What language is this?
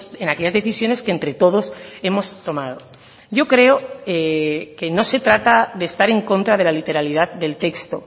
Spanish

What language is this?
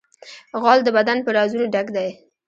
Pashto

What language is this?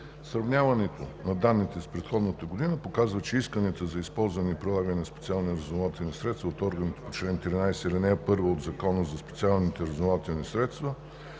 Bulgarian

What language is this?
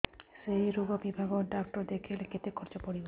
Odia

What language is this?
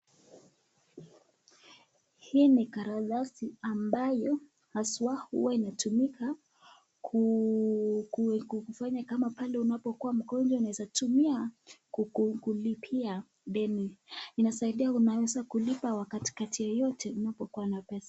Swahili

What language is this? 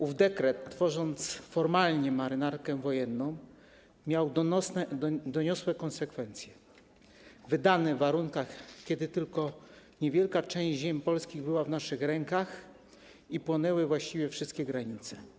Polish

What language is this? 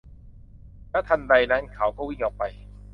Thai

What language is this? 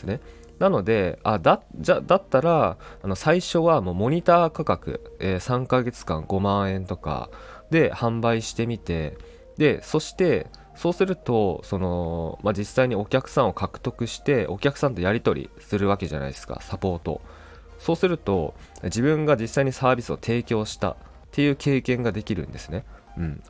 Japanese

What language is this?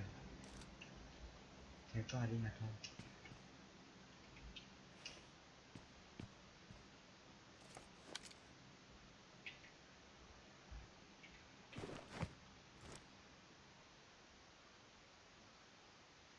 Vietnamese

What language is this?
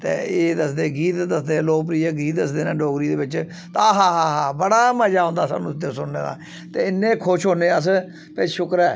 Dogri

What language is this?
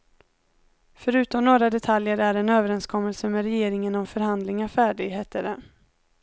Swedish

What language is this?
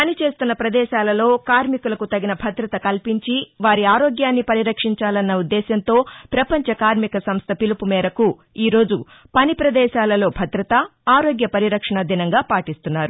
Telugu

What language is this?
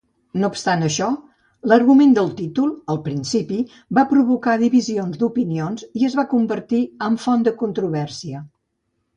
Catalan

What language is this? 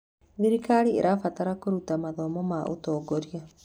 Kikuyu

